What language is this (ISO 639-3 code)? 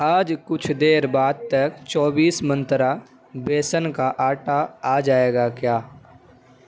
urd